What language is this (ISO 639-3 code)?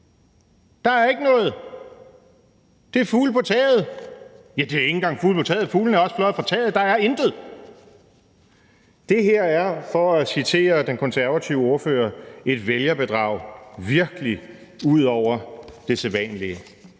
dan